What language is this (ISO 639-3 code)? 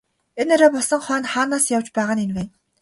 mon